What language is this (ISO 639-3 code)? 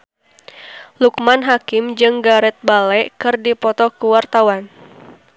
sun